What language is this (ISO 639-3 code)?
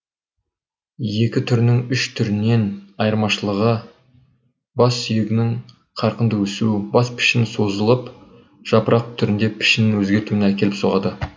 kaz